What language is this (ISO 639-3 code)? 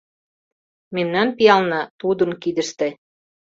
chm